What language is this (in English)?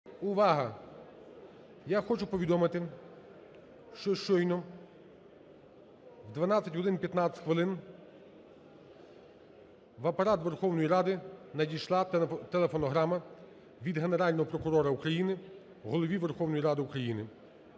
Ukrainian